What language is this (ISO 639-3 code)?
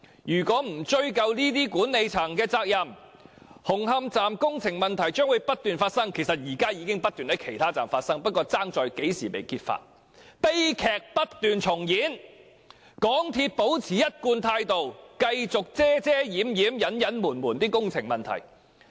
yue